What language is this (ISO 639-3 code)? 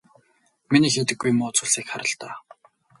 mon